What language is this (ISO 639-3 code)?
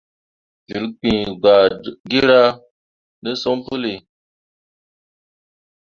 mua